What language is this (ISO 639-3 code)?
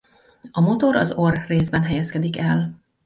hun